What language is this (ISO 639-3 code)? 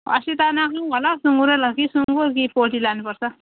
nep